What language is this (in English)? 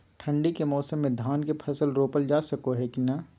Magahi